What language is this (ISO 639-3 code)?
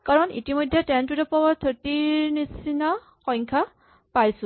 asm